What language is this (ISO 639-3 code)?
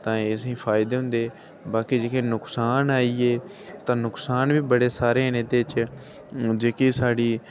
doi